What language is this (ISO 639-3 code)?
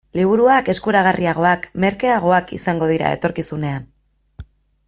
eus